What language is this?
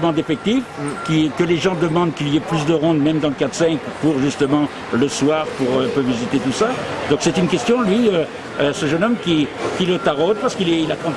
French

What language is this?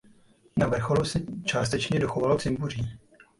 Czech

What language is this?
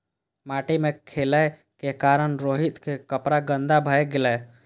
Maithili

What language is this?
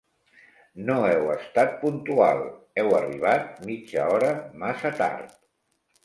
Catalan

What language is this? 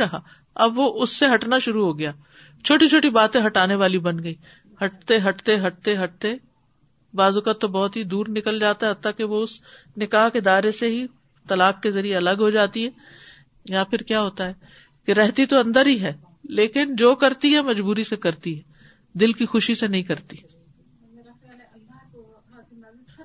Urdu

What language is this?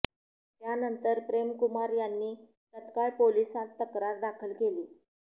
Marathi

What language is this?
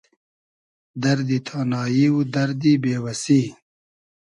Hazaragi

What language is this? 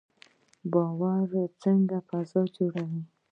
Pashto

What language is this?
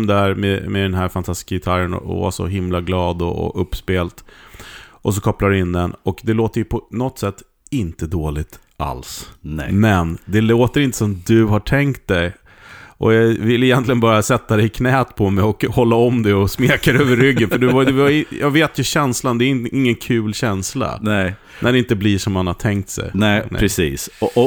Swedish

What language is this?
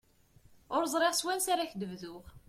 Kabyle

